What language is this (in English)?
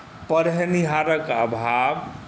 Maithili